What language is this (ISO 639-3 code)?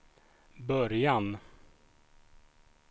swe